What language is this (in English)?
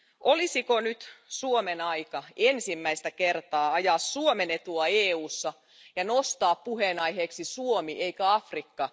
Finnish